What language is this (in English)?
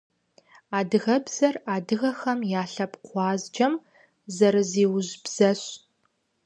Kabardian